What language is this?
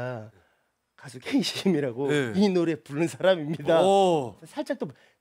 Korean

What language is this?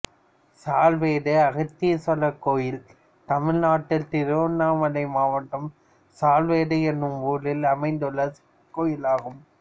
Tamil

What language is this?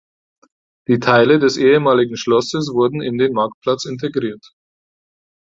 German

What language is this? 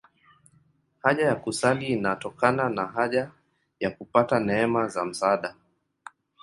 Swahili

